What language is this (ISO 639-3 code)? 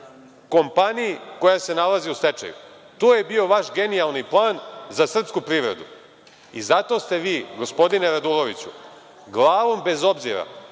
srp